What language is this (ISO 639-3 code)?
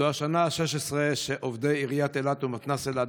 heb